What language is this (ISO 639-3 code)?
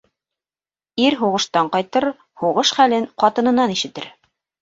bak